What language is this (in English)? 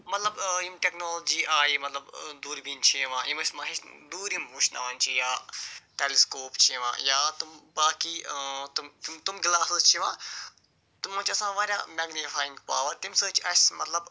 Kashmiri